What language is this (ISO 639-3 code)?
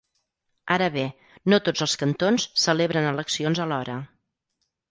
cat